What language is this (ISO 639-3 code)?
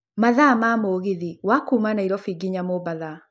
kik